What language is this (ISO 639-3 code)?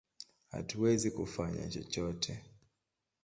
swa